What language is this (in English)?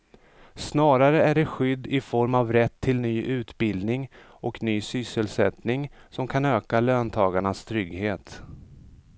Swedish